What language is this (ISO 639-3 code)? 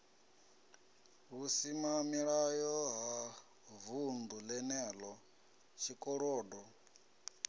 ven